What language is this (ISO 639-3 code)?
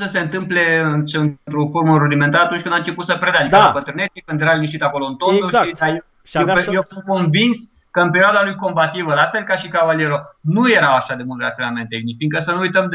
ron